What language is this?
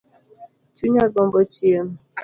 Luo (Kenya and Tanzania)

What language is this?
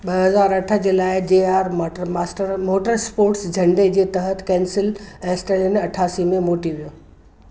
Sindhi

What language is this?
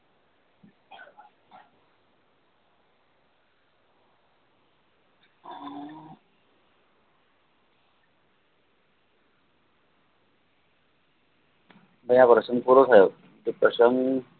Gujarati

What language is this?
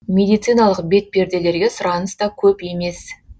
Kazakh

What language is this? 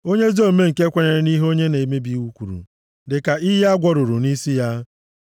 Igbo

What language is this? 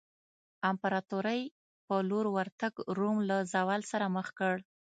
Pashto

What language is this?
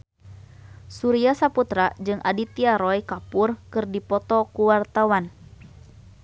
Sundanese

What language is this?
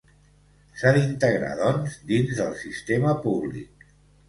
Catalan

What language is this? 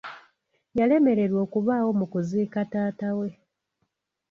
Ganda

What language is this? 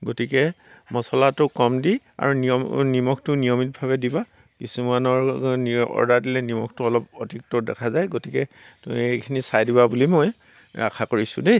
Assamese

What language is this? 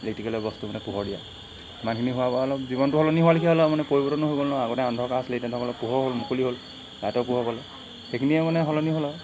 Assamese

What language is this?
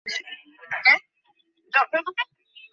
Bangla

